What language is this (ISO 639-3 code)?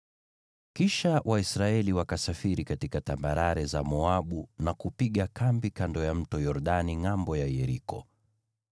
swa